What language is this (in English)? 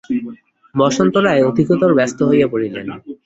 Bangla